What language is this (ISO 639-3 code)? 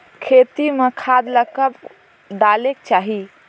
hne